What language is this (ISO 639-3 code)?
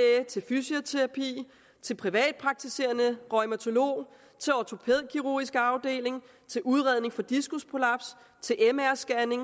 dan